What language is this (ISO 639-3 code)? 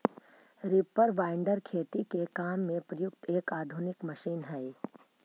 mag